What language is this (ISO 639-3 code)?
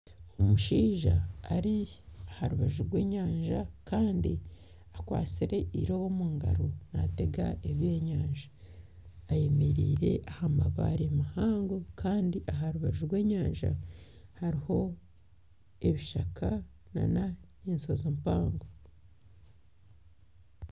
nyn